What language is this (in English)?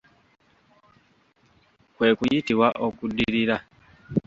Ganda